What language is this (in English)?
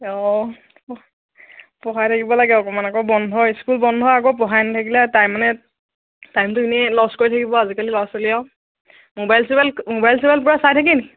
Assamese